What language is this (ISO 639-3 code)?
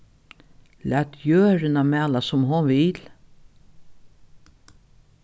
fao